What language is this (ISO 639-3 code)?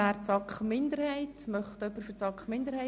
gsw